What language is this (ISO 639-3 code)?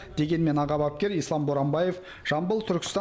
kaz